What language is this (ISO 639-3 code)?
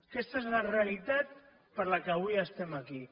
cat